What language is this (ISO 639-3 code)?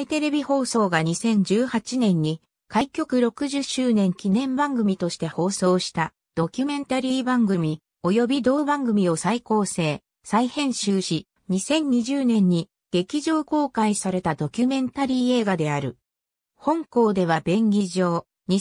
jpn